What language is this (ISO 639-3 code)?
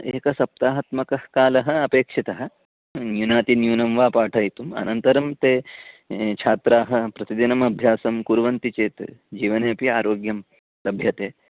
san